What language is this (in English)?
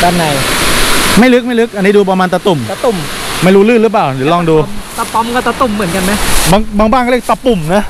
Thai